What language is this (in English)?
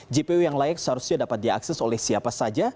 Indonesian